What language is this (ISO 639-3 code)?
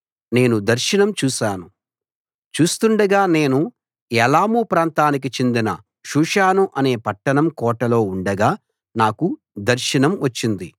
tel